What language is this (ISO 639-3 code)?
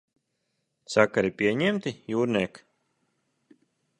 lav